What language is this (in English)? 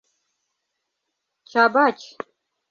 Mari